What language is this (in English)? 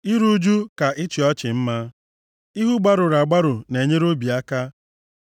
Igbo